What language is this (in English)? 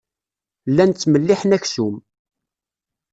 Kabyle